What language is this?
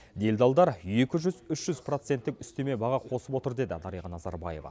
Kazakh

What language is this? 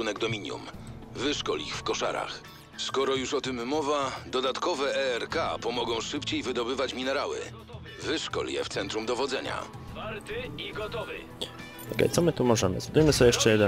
Polish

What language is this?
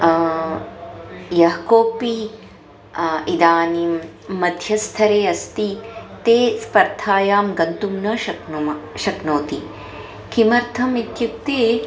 Sanskrit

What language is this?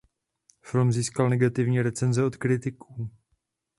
Czech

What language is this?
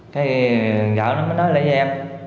Vietnamese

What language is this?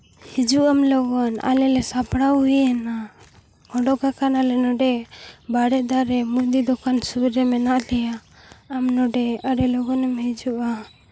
Santali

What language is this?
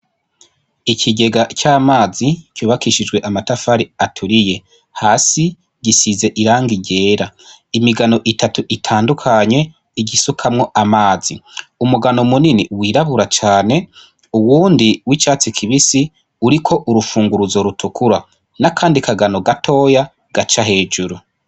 Rundi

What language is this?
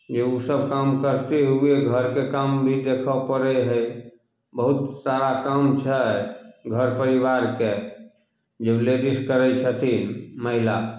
Maithili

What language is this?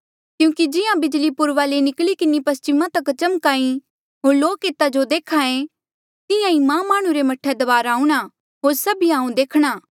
Mandeali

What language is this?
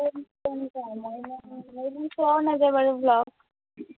Assamese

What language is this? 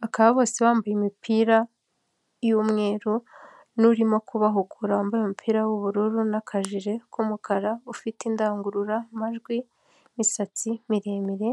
Kinyarwanda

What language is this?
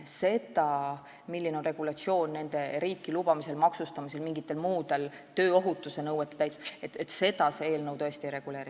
Estonian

